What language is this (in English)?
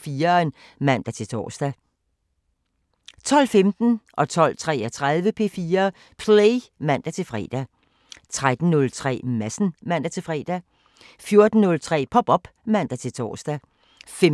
Danish